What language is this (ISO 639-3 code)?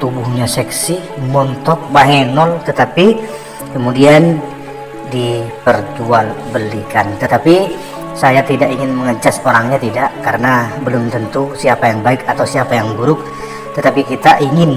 ind